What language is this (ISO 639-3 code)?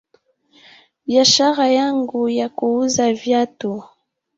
swa